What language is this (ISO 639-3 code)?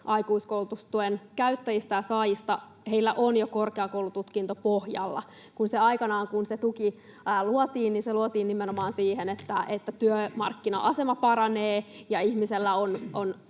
fin